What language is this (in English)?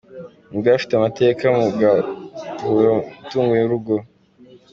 Kinyarwanda